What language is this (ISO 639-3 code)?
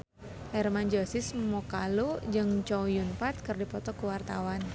sun